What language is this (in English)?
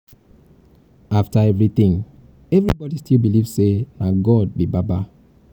Nigerian Pidgin